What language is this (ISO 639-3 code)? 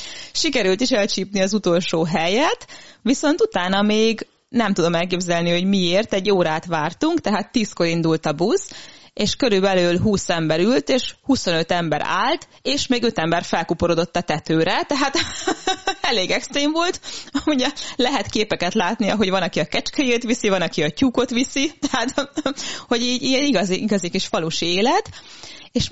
hun